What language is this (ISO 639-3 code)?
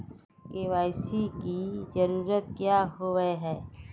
mag